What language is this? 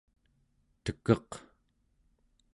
Central Yupik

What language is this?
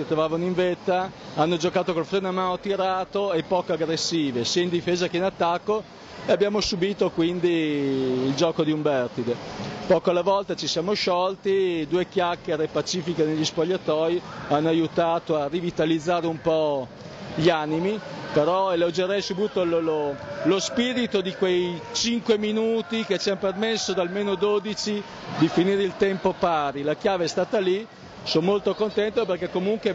Italian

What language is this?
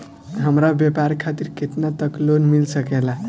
Bhojpuri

